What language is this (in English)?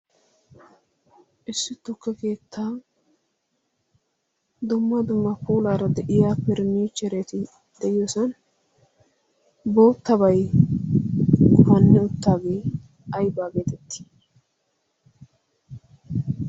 Wolaytta